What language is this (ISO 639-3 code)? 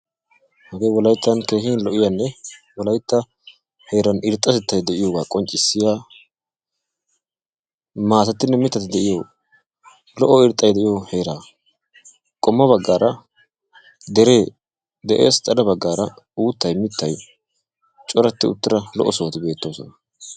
wal